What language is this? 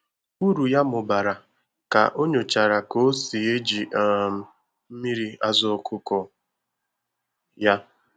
Igbo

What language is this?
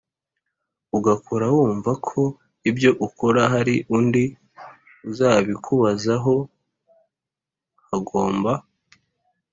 Kinyarwanda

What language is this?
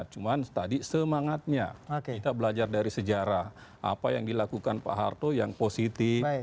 Indonesian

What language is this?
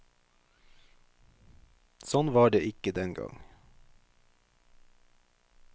Norwegian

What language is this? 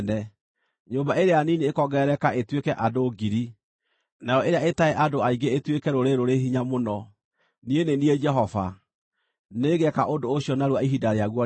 Kikuyu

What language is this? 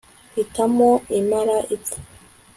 Kinyarwanda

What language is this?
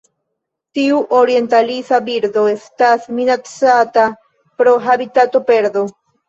Esperanto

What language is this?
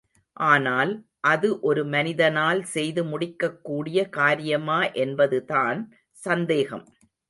Tamil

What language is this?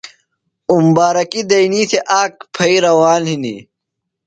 Phalura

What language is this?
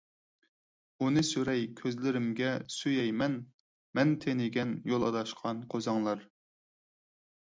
Uyghur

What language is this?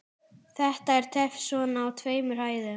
Icelandic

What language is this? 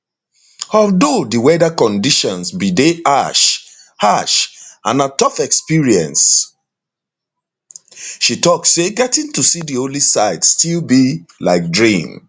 Nigerian Pidgin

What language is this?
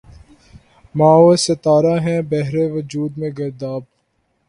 Urdu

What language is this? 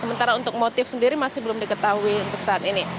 Indonesian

